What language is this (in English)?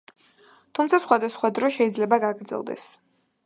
Georgian